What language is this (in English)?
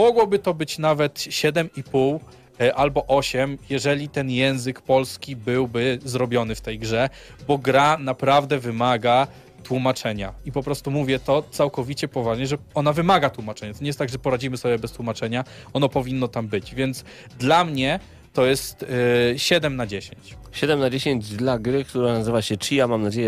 Polish